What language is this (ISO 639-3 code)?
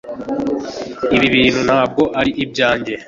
kin